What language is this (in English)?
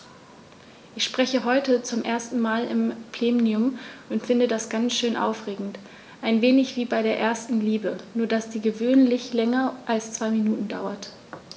German